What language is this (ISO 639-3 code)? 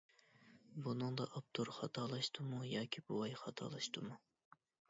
uig